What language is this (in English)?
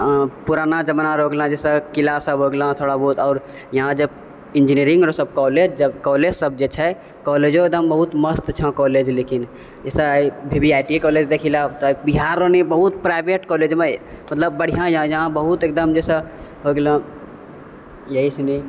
Maithili